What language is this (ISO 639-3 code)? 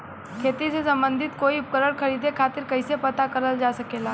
bho